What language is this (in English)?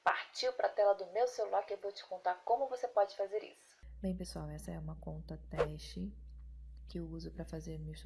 Portuguese